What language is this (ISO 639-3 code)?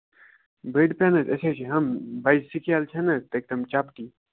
kas